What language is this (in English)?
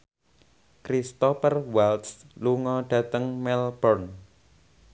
Javanese